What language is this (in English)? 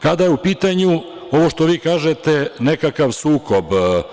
Serbian